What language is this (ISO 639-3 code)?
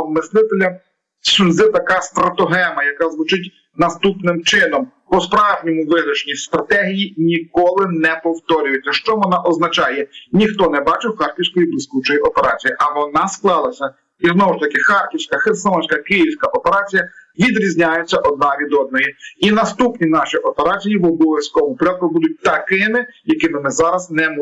ukr